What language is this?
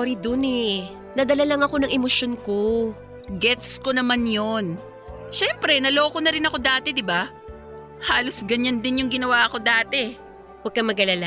Filipino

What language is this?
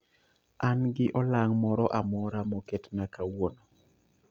Luo (Kenya and Tanzania)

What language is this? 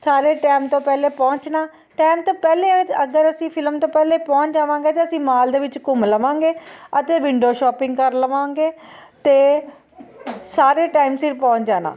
Punjabi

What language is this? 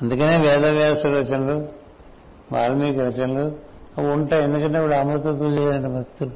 Telugu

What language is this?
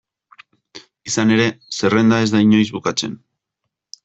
Basque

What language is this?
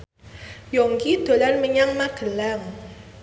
Javanese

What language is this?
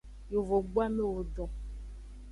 Aja (Benin)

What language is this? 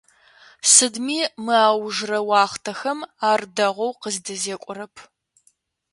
Adyghe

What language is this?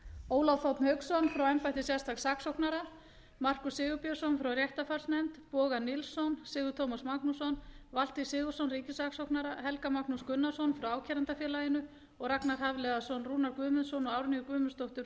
Icelandic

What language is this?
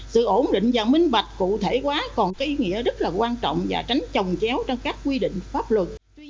Vietnamese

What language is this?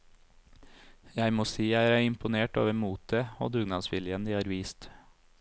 Norwegian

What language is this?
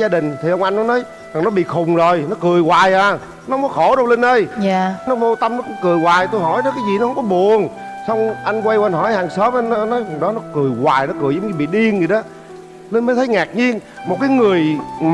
Vietnamese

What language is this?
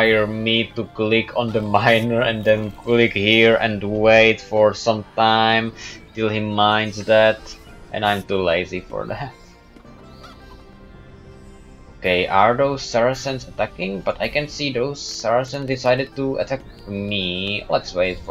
English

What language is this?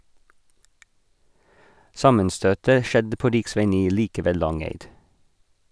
Norwegian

